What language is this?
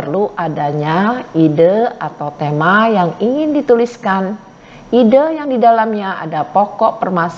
Indonesian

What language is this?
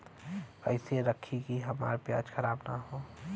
Bhojpuri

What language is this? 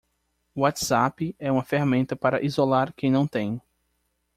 Portuguese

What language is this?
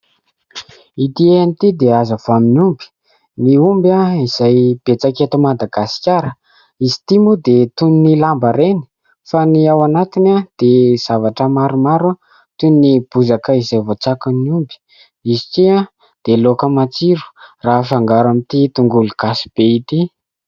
Malagasy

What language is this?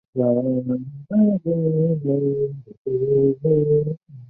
Chinese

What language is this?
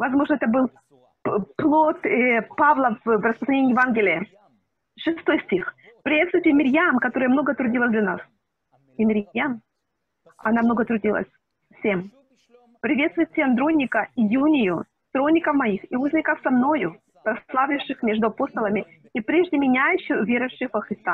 Russian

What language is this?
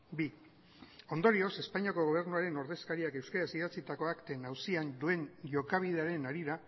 Basque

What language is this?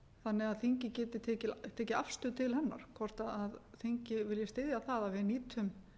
Icelandic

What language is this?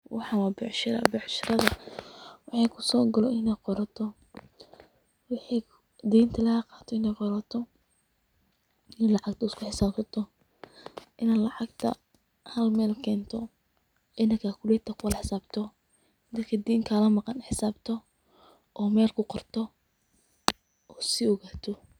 Somali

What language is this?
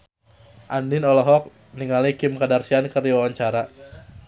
Sundanese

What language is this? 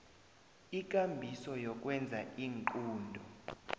South Ndebele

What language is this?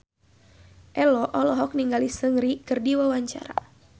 Sundanese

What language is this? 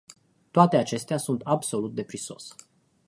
Romanian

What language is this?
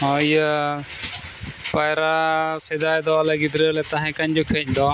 Santali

